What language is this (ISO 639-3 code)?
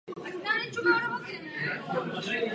ces